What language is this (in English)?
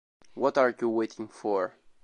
Italian